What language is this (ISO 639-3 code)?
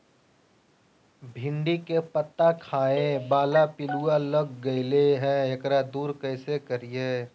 mag